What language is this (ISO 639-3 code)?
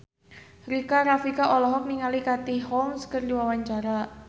sun